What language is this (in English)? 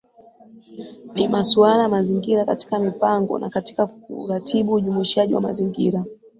Swahili